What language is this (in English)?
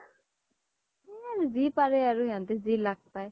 Assamese